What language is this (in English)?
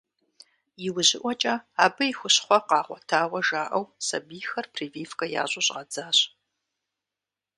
Kabardian